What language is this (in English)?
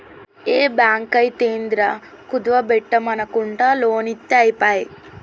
Telugu